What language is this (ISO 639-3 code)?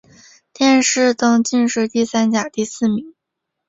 zho